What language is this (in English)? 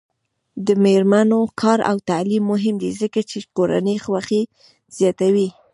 Pashto